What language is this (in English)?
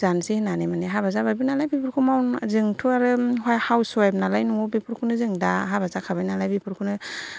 Bodo